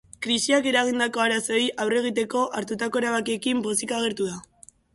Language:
Basque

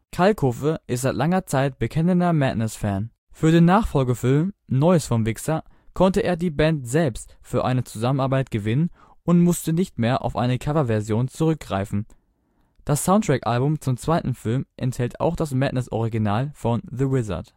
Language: German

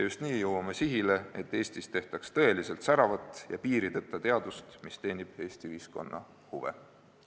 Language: Estonian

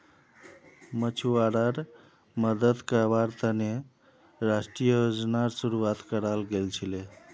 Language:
Magahi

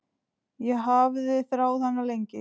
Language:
Icelandic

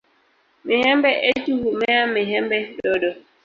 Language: Swahili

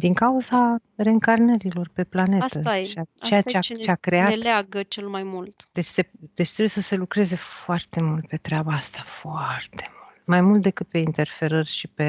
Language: Romanian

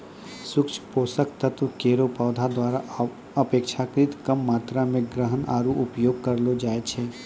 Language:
Maithili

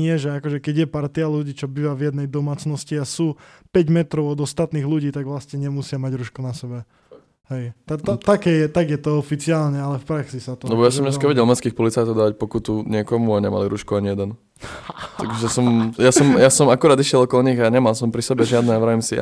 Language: Slovak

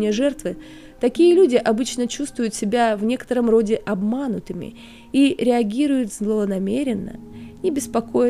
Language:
Russian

